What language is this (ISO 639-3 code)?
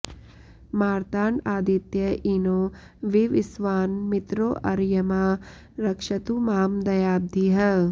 san